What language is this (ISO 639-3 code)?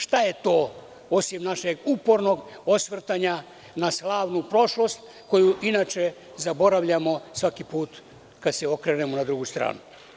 srp